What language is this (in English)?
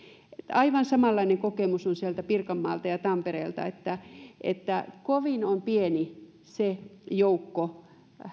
Finnish